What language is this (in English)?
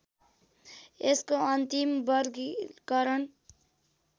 Nepali